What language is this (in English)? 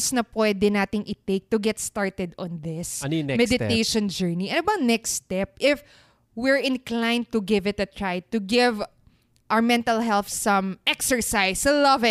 Filipino